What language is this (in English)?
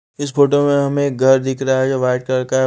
Hindi